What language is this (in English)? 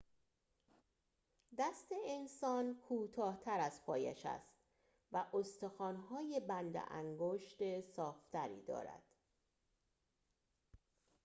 Persian